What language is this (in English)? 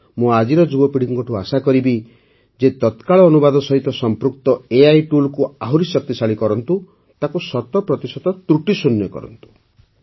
Odia